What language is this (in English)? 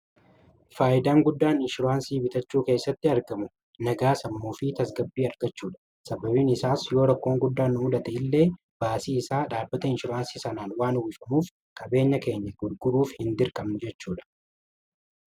Oromo